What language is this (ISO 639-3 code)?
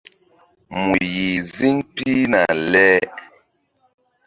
mdd